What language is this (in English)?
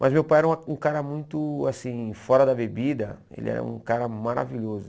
Portuguese